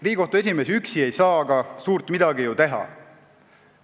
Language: Estonian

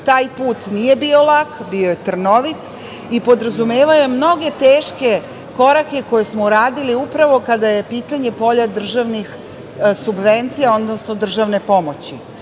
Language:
Serbian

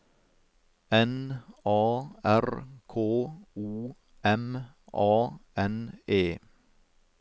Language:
Norwegian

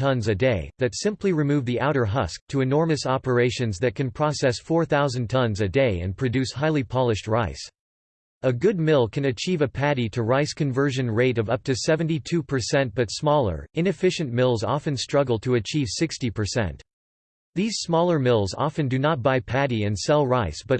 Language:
English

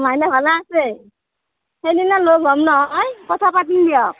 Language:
Assamese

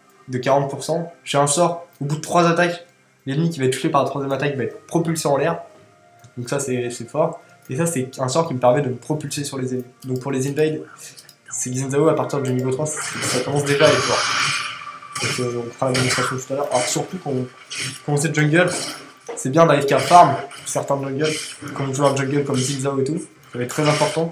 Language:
French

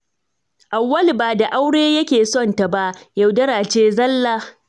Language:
Hausa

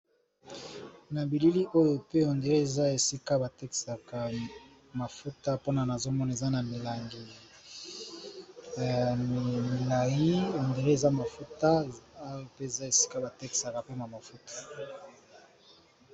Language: Lingala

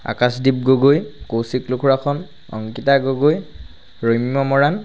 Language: Assamese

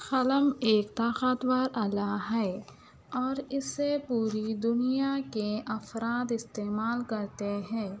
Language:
Urdu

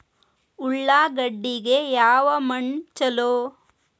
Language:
Kannada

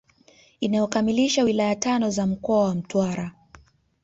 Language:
Swahili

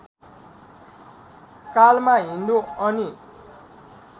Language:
Nepali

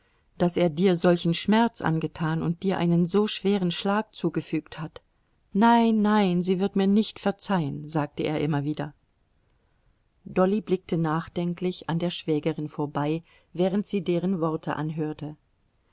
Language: German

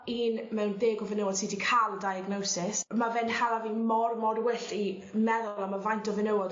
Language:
Welsh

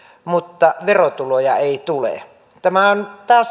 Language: Finnish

